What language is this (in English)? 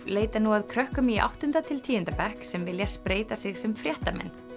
Icelandic